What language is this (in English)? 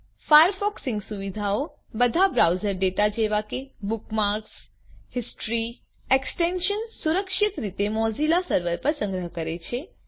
Gujarati